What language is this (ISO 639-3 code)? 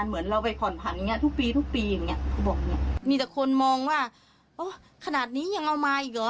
tha